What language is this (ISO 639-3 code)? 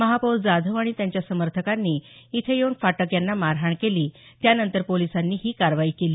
mar